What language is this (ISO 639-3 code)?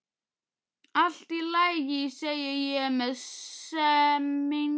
isl